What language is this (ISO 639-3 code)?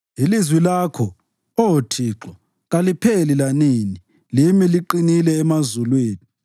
nde